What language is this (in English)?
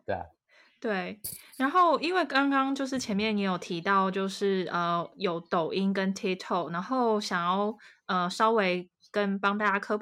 Chinese